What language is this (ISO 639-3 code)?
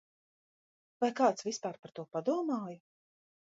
lav